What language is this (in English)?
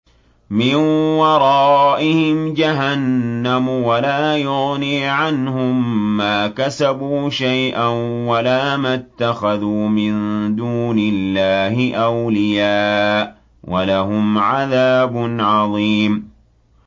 Arabic